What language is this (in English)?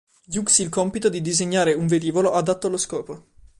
Italian